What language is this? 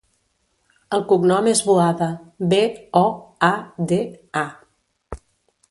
Catalan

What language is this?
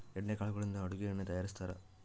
Kannada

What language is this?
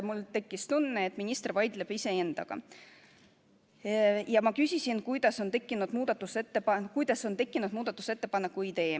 Estonian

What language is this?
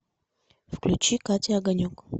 Russian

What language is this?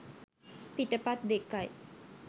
Sinhala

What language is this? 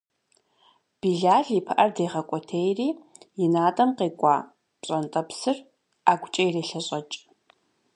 Kabardian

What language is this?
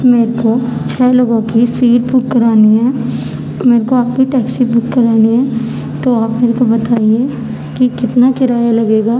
Urdu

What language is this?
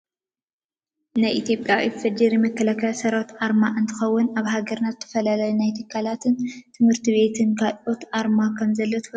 Tigrinya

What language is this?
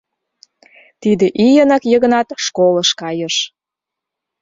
Mari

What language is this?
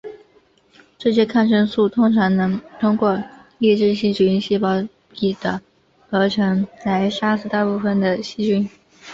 Chinese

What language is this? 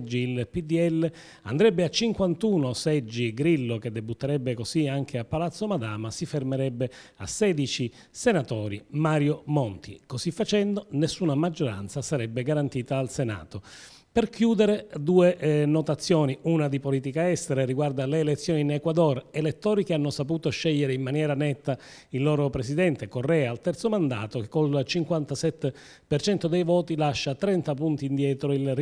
Italian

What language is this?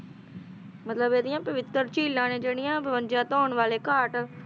Punjabi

